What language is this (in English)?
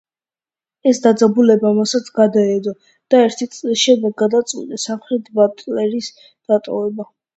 Georgian